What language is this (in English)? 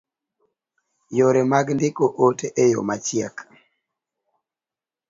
Luo (Kenya and Tanzania)